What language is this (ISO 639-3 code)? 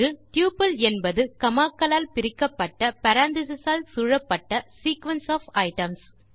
tam